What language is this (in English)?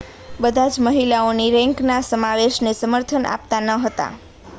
Gujarati